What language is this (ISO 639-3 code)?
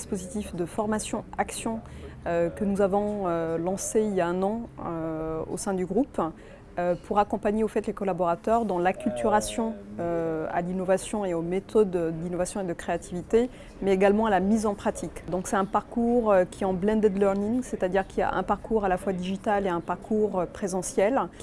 fra